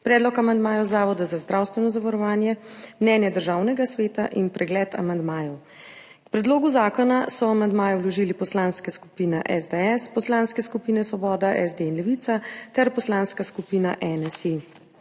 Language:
Slovenian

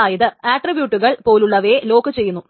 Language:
Malayalam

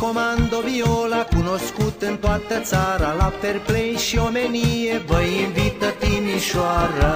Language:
Romanian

